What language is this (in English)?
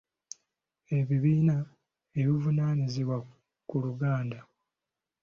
Ganda